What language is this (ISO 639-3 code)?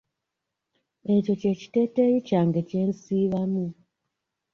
lug